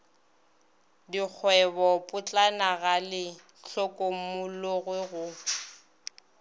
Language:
Northern Sotho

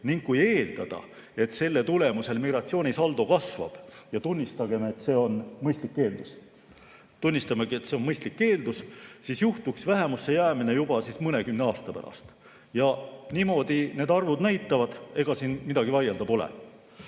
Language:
Estonian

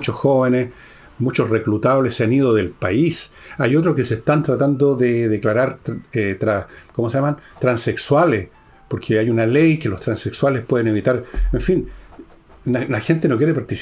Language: Spanish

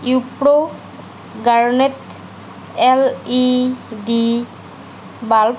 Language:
Assamese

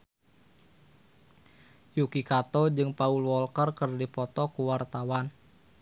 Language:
Sundanese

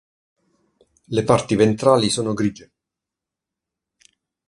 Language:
Italian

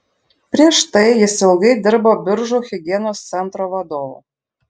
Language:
Lithuanian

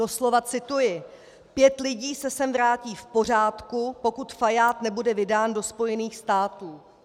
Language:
Czech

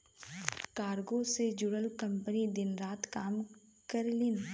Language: Bhojpuri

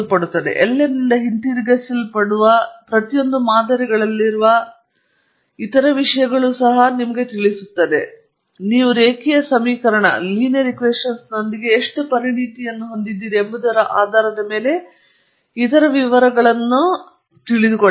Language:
Kannada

